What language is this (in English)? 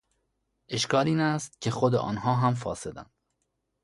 Persian